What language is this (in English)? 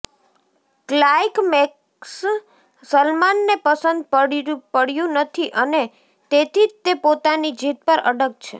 Gujarati